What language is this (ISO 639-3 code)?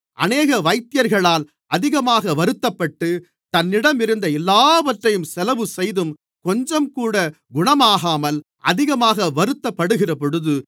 tam